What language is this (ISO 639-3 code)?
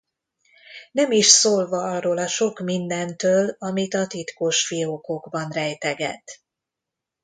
hun